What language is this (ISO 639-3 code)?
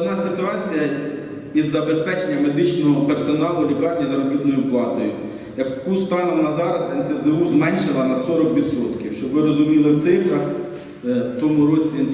ukr